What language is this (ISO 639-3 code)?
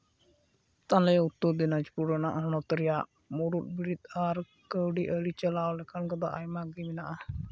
sat